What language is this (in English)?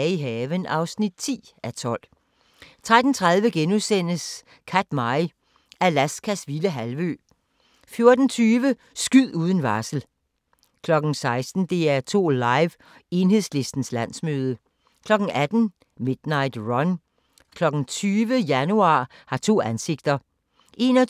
Danish